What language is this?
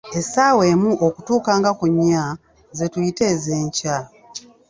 Ganda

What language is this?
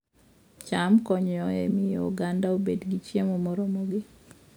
Luo (Kenya and Tanzania)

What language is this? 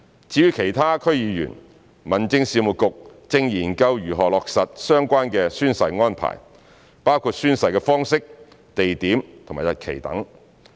Cantonese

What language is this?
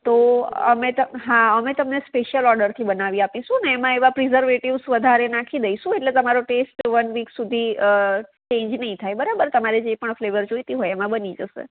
Gujarati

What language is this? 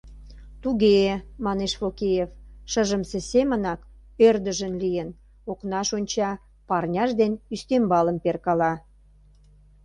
Mari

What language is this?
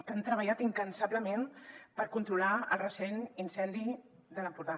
Catalan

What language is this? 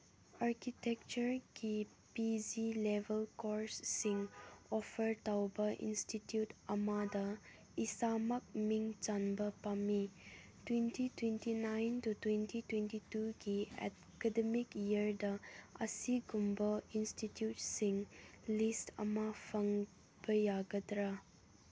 Manipuri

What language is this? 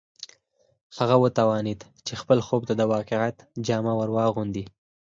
Pashto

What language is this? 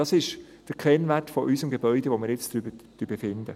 Swiss German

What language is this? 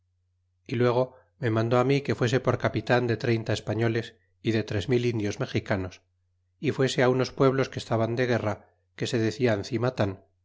Spanish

